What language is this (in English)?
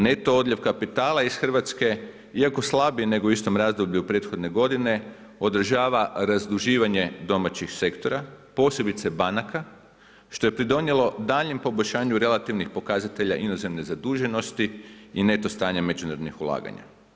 Croatian